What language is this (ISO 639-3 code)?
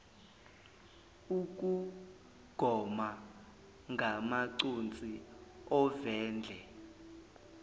zul